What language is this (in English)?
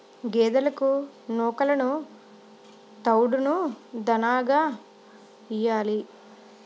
Telugu